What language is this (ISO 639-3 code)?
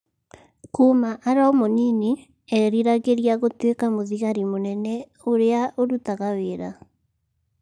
kik